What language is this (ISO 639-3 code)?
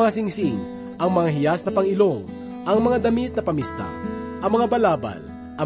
fil